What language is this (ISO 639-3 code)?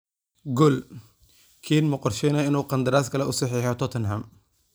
som